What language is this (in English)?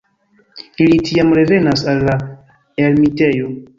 Esperanto